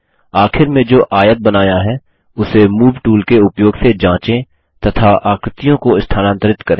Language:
Hindi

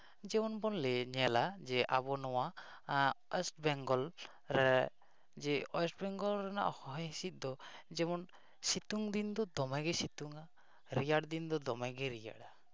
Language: Santali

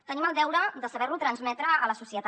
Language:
Catalan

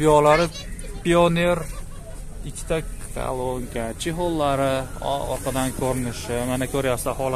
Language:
Turkish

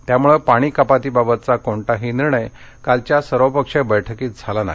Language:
Marathi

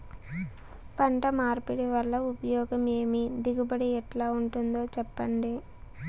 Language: Telugu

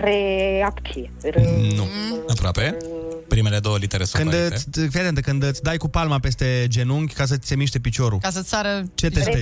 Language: Romanian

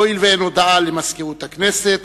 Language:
Hebrew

